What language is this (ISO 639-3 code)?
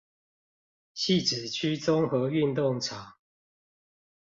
zho